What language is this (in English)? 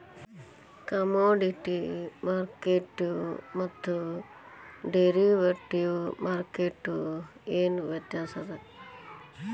Kannada